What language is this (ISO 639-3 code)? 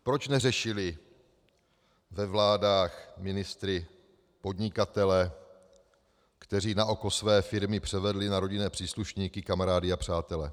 ces